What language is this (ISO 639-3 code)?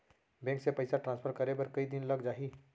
hne